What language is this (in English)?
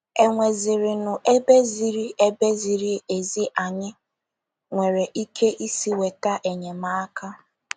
Igbo